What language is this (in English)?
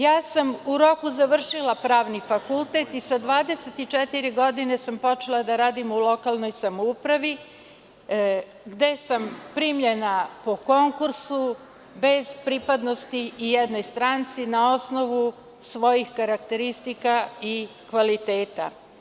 Serbian